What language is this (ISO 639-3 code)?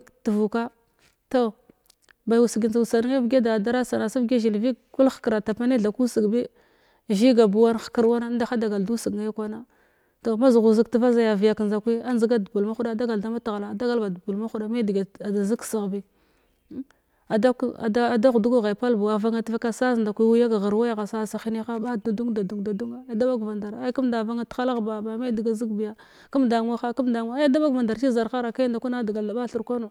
glw